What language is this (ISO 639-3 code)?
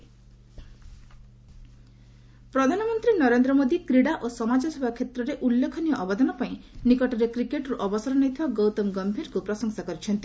ori